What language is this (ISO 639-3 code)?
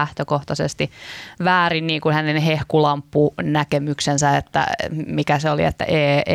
fin